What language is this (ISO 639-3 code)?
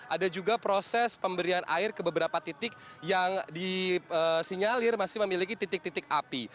ind